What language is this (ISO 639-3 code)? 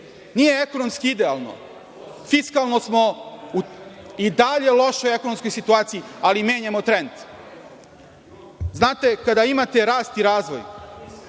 srp